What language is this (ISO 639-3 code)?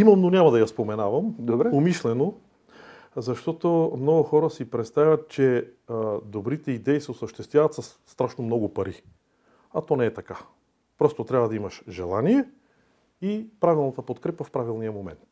bul